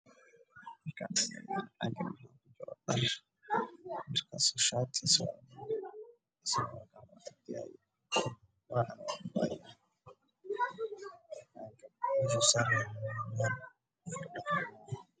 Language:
Somali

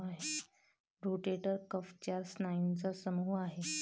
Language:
Marathi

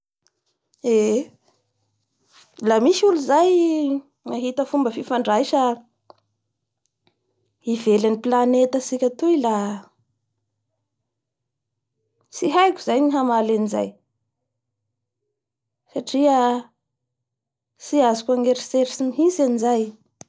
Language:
Bara Malagasy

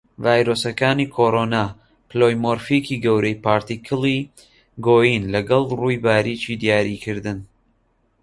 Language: Central Kurdish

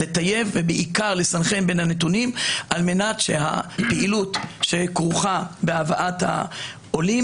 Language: Hebrew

